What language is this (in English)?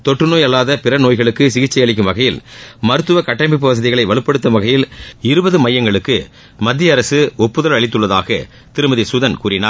Tamil